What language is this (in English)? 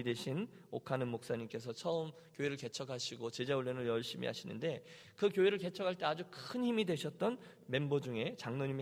Korean